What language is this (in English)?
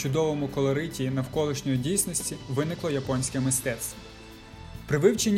Ukrainian